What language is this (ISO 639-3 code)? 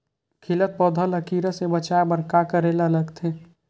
hne